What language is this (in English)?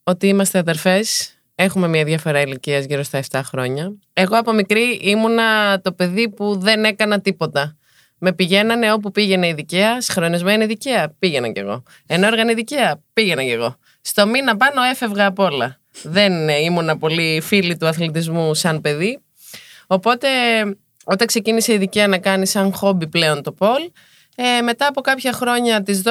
Greek